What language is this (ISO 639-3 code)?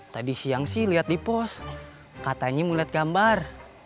ind